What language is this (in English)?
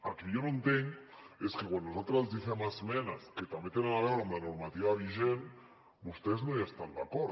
Catalan